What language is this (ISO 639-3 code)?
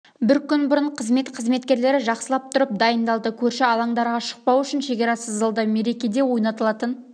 kaz